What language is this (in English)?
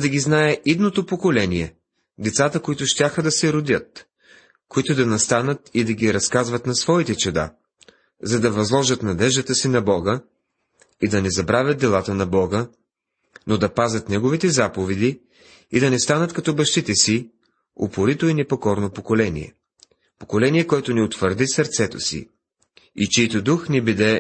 Bulgarian